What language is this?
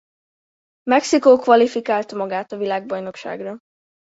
Hungarian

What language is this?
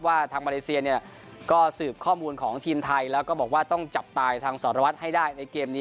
Thai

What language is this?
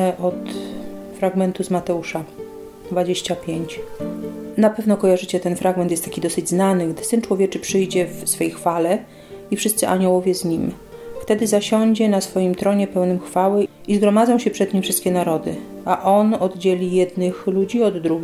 Polish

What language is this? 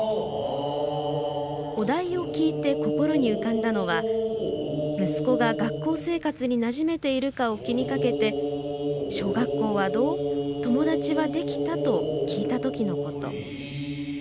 Japanese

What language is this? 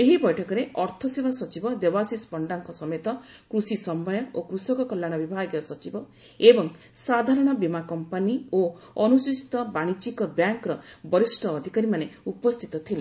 Odia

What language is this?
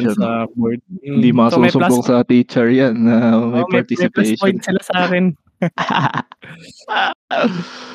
Filipino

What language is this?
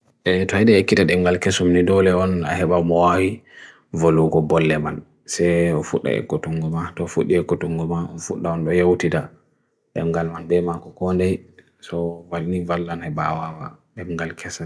Bagirmi Fulfulde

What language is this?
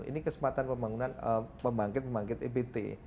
Indonesian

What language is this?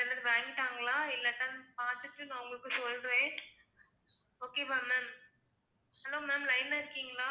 Tamil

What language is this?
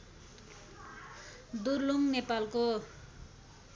Nepali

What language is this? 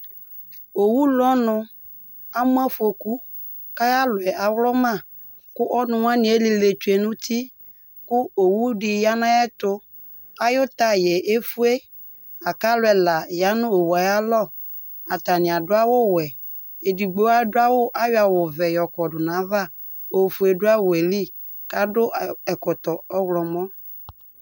Ikposo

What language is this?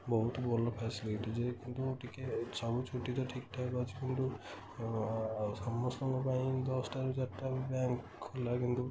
Odia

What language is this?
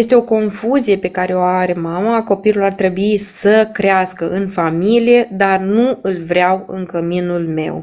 Romanian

